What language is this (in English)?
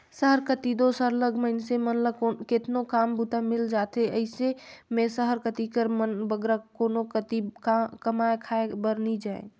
Chhattisgarhi